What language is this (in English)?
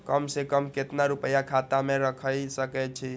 Maithili